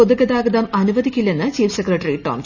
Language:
Malayalam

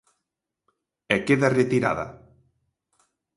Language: Galician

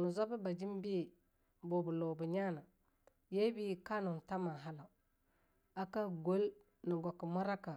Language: Longuda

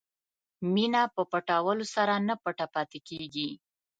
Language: Pashto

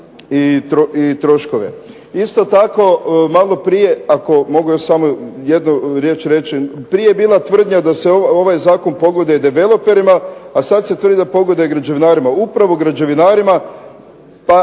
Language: Croatian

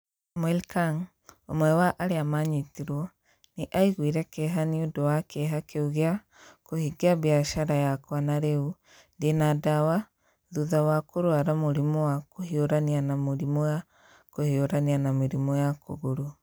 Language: Kikuyu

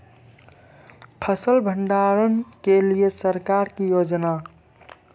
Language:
Maithili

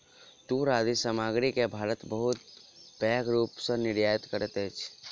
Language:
Maithili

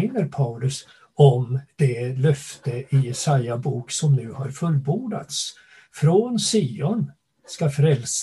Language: Swedish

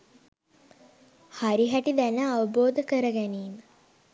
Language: Sinhala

